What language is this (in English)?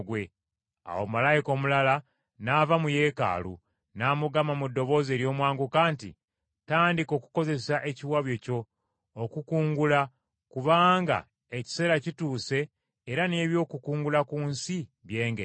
Ganda